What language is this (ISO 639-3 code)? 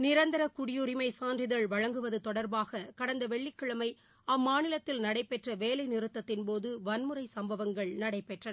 tam